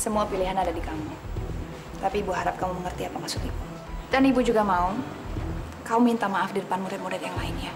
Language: Indonesian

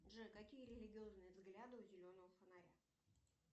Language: Russian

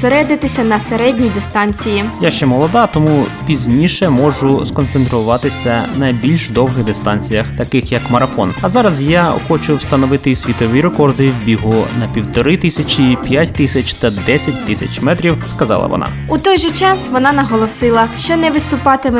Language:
Ukrainian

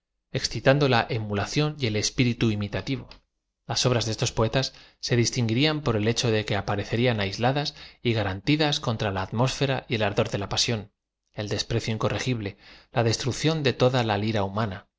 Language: Spanish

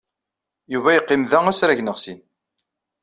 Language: Kabyle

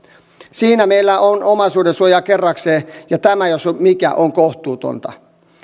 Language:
Finnish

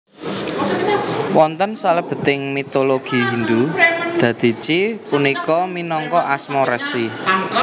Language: Javanese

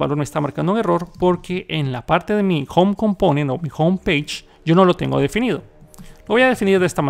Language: Spanish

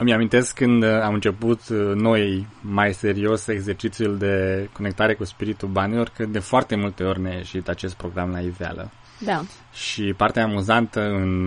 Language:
Romanian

